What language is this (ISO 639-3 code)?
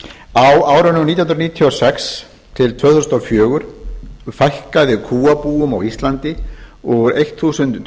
isl